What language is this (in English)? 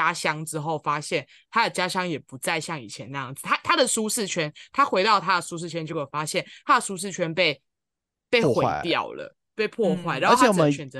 Chinese